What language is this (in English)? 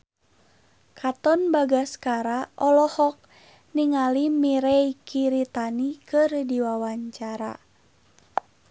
Sundanese